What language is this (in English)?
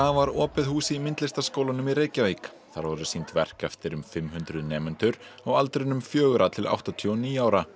Icelandic